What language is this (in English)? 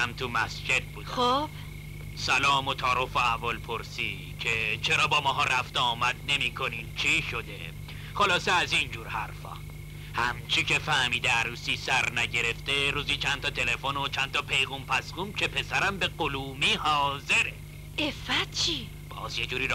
Persian